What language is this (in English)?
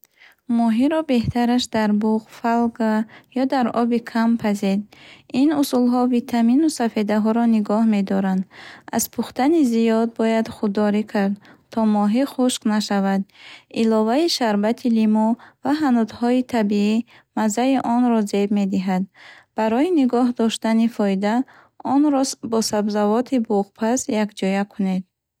Bukharic